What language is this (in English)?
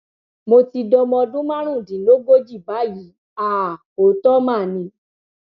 Yoruba